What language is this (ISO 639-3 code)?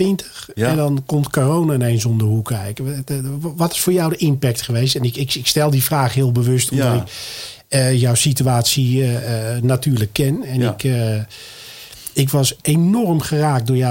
nld